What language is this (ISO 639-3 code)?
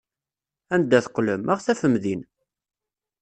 kab